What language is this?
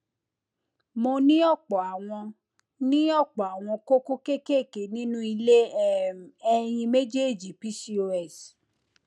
Yoruba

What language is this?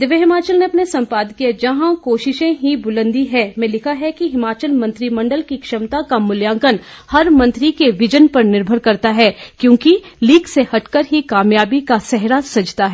Hindi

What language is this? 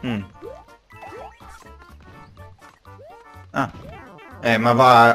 Italian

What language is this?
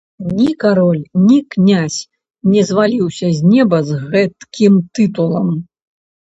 Belarusian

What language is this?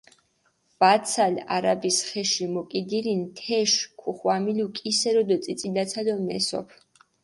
Mingrelian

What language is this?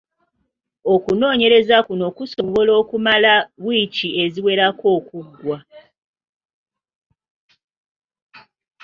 Ganda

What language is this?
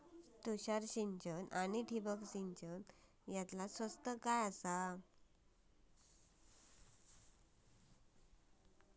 Marathi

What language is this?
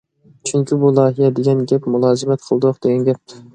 Uyghur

